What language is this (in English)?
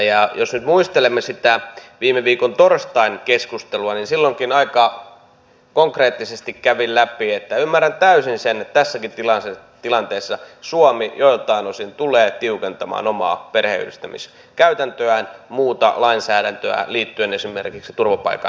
Finnish